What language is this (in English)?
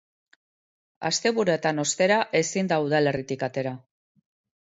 Basque